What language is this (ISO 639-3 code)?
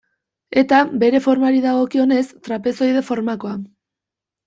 eus